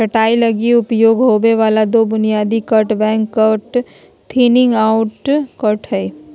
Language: Magahi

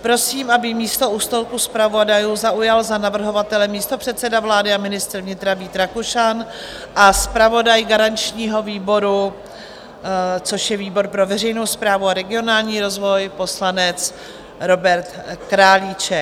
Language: Czech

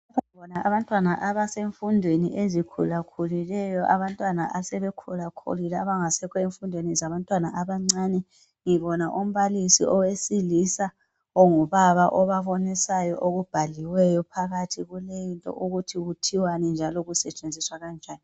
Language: North Ndebele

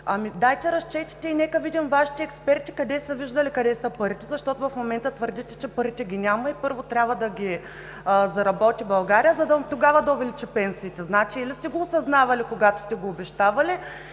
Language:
Bulgarian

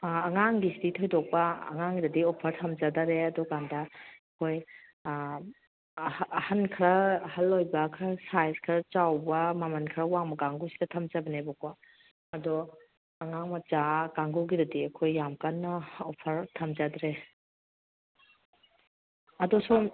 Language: Manipuri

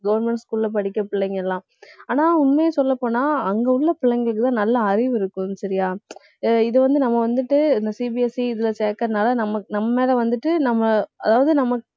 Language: Tamil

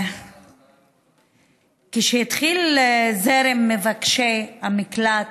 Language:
Hebrew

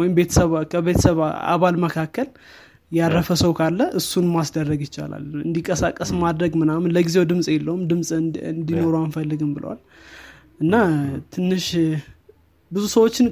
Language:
Amharic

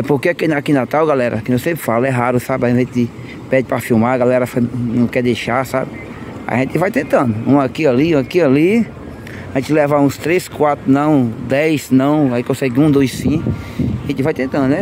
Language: Portuguese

